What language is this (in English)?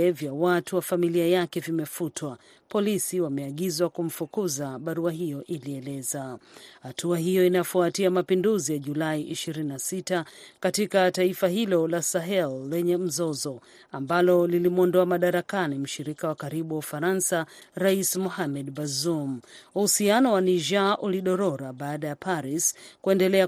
Swahili